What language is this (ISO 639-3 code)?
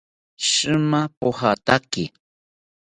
cpy